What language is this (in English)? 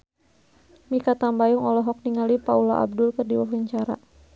Sundanese